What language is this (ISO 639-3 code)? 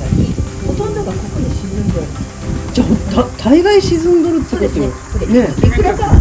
jpn